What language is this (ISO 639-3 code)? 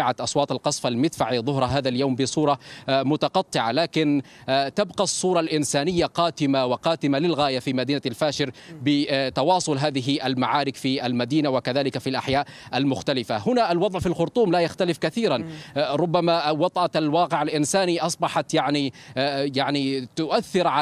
ara